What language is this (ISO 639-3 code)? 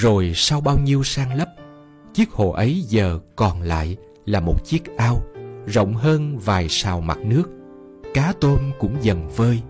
vie